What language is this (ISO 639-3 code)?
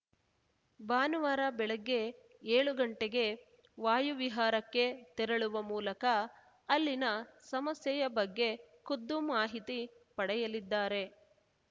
kan